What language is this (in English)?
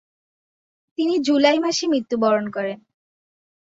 Bangla